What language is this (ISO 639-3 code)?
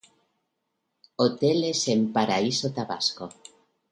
spa